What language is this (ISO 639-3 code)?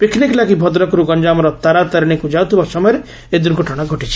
ori